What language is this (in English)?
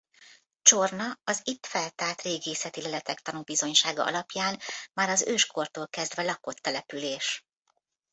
Hungarian